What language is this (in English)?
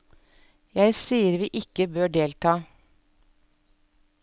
Norwegian